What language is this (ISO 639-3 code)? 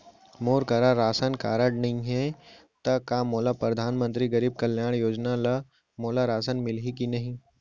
hne